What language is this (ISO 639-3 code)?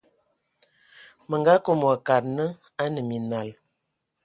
ewo